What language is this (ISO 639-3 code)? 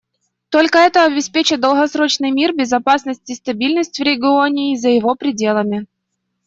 rus